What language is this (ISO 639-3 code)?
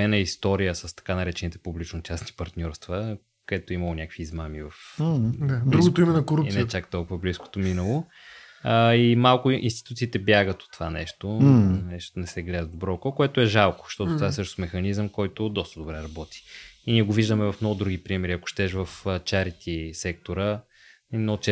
bul